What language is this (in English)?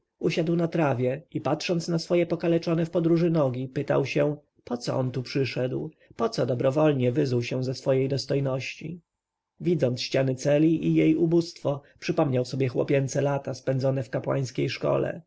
Polish